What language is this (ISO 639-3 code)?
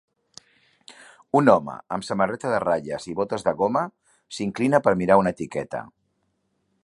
cat